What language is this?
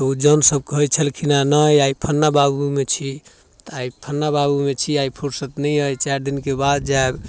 Maithili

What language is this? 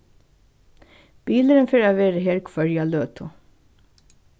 Faroese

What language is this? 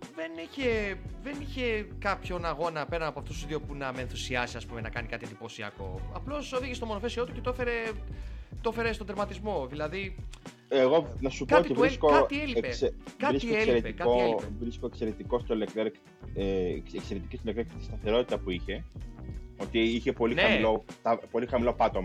Greek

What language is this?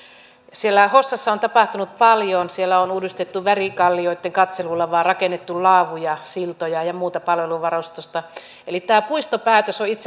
Finnish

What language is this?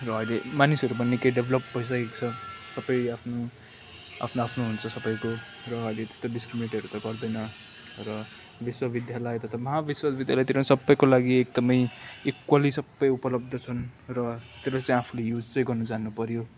Nepali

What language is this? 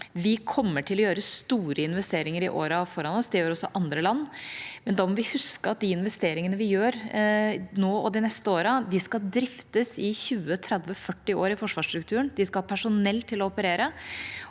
Norwegian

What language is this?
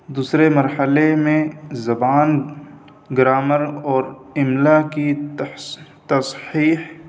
Urdu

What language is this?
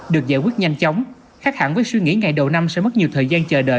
Vietnamese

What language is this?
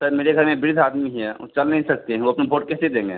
Hindi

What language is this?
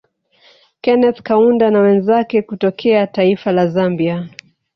Swahili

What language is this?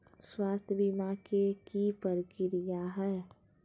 Magahi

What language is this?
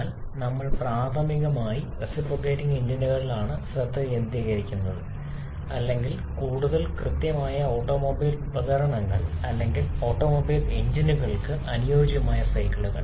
Malayalam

